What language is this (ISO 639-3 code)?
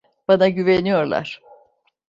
tur